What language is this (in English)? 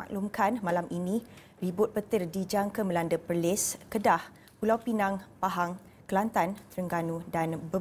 Malay